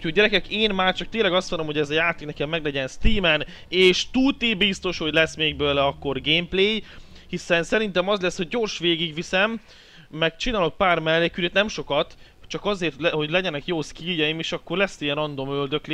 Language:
Hungarian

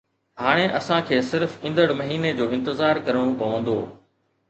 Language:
Sindhi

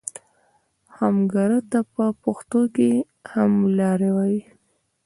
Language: Pashto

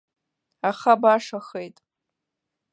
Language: Abkhazian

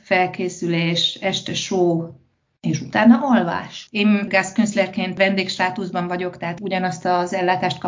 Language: Hungarian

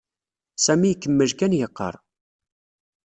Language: Kabyle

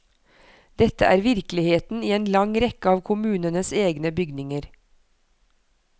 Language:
Norwegian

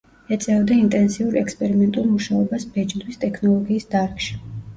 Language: Georgian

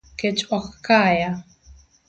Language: Luo (Kenya and Tanzania)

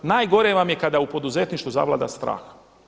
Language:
Croatian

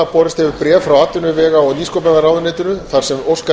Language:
Icelandic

